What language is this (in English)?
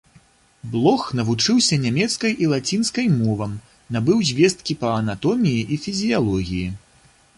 Belarusian